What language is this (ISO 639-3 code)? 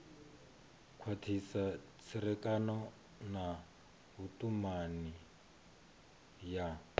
ven